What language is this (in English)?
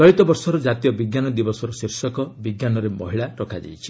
Odia